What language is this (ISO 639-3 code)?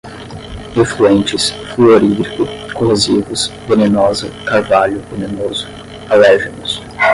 por